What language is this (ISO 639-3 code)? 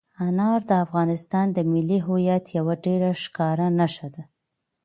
pus